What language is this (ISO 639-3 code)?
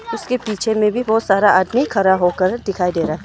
hin